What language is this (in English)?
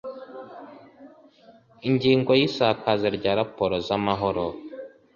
Kinyarwanda